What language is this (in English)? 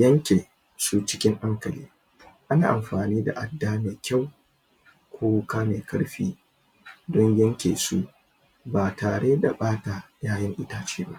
Hausa